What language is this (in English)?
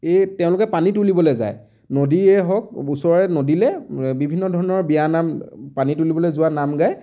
Assamese